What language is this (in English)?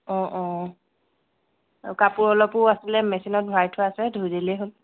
Assamese